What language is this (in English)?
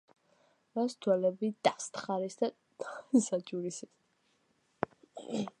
Georgian